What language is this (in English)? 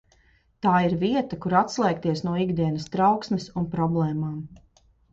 Latvian